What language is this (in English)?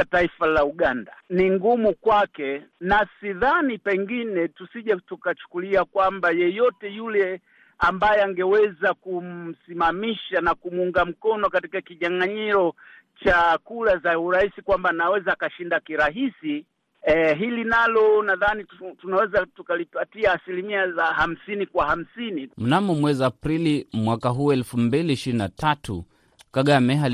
Swahili